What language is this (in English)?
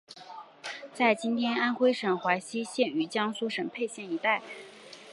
Chinese